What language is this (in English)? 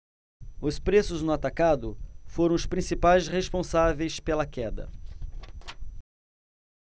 Portuguese